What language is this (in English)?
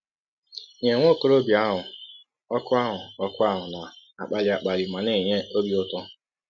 Igbo